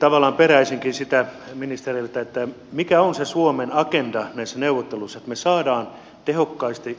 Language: Finnish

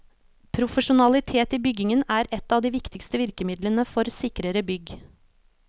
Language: Norwegian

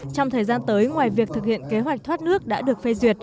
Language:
Vietnamese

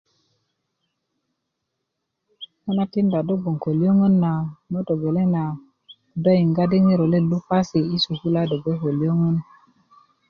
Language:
Kuku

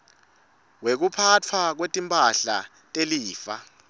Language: Swati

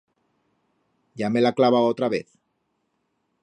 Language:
Aragonese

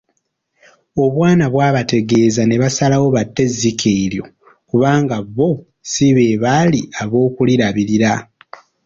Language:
Ganda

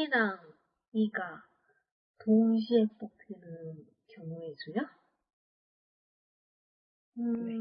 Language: Korean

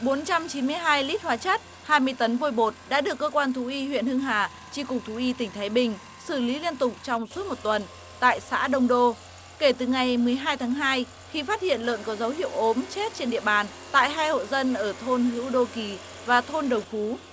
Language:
Vietnamese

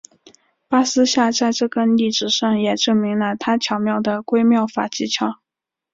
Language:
Chinese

